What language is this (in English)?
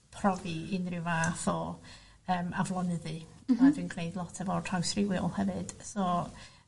Welsh